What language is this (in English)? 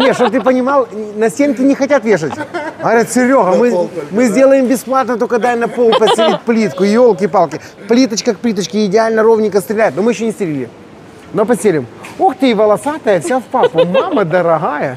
Russian